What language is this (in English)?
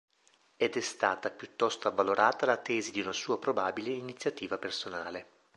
Italian